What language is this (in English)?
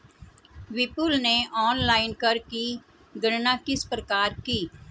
Hindi